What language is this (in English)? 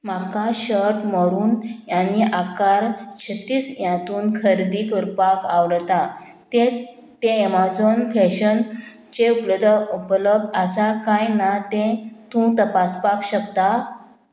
Konkani